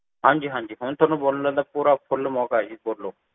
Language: Punjabi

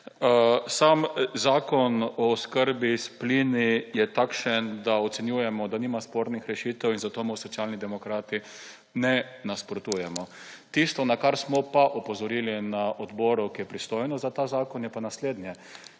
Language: Slovenian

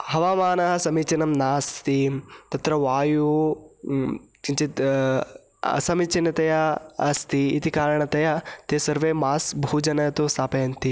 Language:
Sanskrit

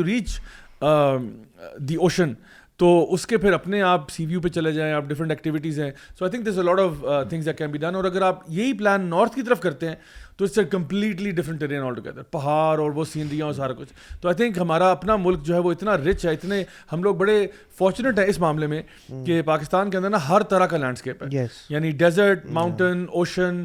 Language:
Urdu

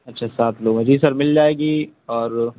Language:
Urdu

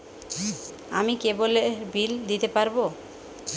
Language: Bangla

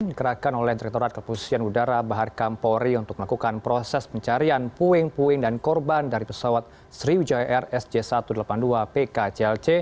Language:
Indonesian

